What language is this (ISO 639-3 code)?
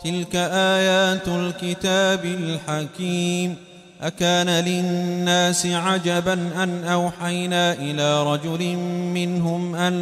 ara